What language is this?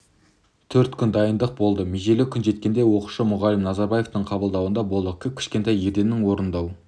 Kazakh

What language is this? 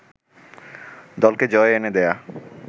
Bangla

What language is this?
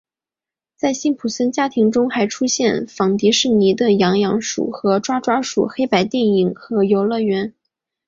Chinese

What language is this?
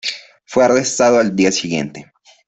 Spanish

